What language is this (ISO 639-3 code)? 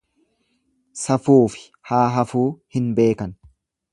orm